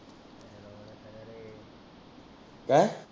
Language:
Marathi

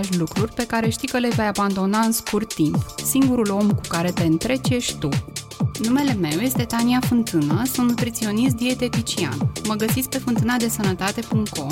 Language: Romanian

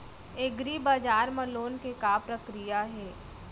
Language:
Chhattisgarhi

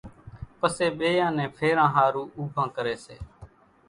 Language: Kachi Koli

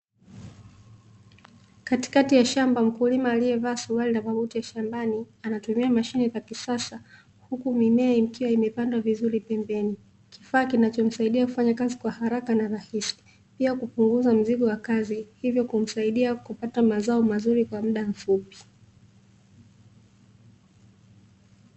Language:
Swahili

